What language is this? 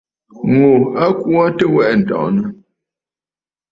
Bafut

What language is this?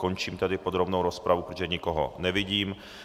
Czech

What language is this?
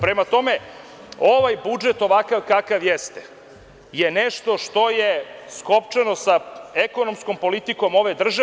Serbian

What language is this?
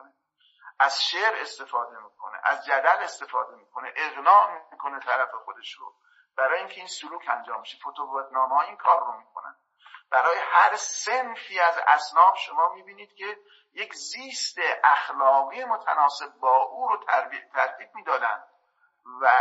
Persian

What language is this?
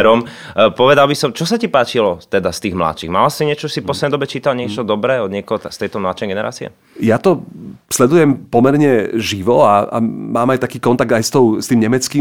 Slovak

